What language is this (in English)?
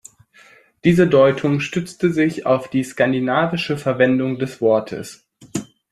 German